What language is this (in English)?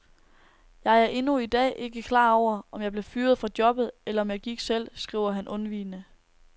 Danish